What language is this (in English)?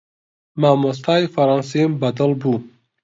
Central Kurdish